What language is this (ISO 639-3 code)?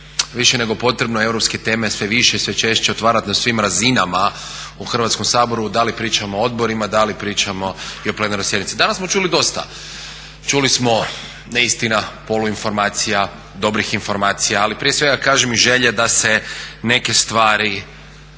hrv